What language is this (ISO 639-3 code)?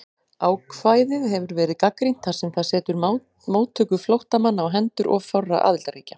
isl